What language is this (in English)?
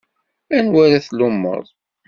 Kabyle